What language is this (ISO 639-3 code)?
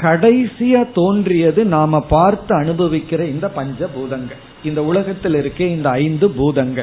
tam